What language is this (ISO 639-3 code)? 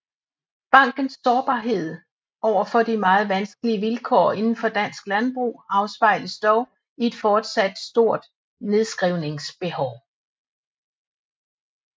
dan